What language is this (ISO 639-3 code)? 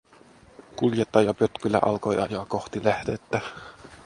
fin